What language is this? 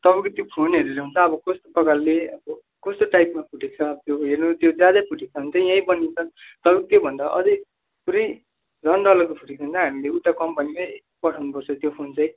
Nepali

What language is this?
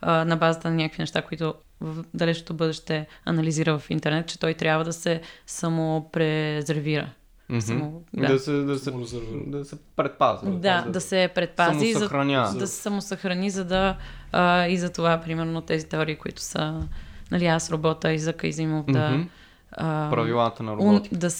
Bulgarian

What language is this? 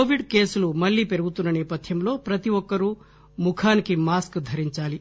Telugu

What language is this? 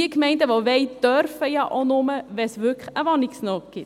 Swiss German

